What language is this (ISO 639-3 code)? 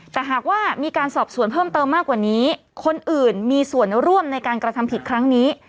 tha